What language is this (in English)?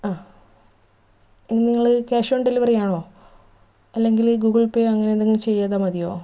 Malayalam